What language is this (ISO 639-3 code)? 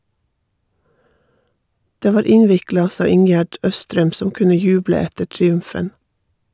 nor